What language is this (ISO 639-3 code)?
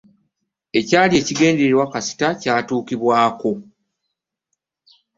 lug